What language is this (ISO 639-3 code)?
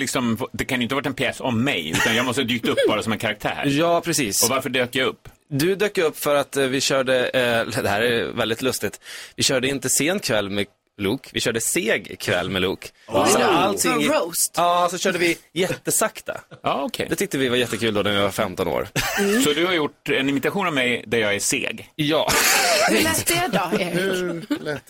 swe